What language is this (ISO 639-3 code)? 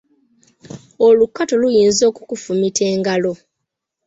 lug